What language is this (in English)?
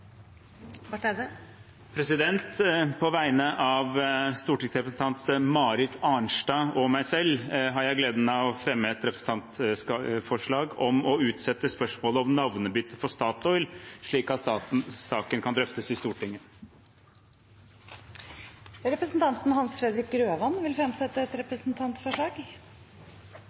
Norwegian